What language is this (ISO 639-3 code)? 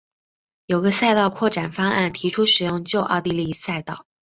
zho